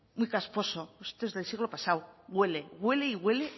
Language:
Spanish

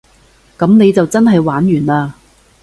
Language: Cantonese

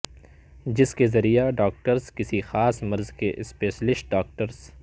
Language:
Urdu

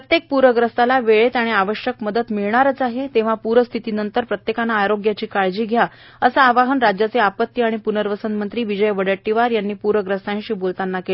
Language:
Marathi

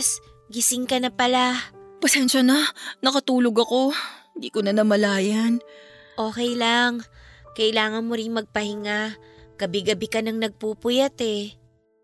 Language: Filipino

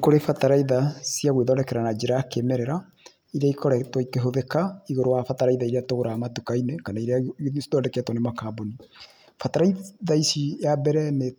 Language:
Kikuyu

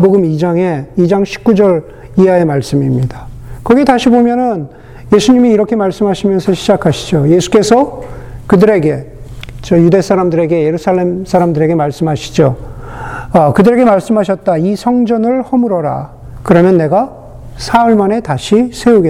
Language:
Korean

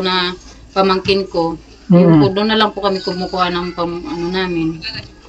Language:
Filipino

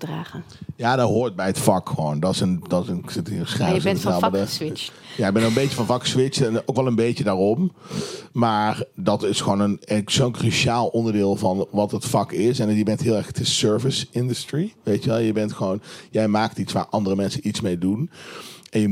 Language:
Dutch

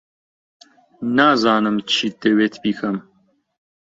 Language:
Central Kurdish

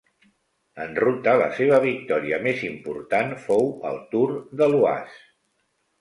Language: Catalan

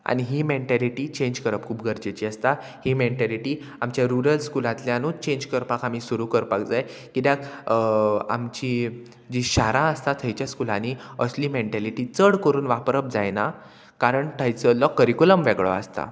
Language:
Konkani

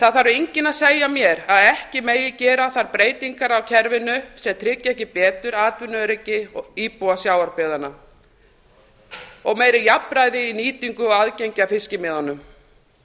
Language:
Icelandic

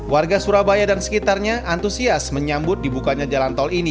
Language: Indonesian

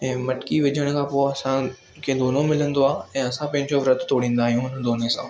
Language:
Sindhi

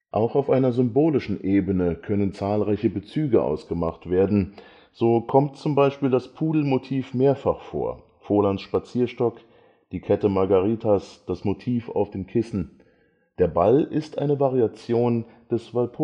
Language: German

